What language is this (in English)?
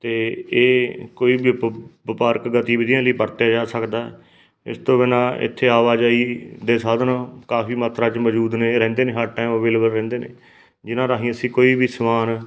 Punjabi